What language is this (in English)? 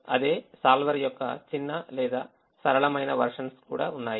Telugu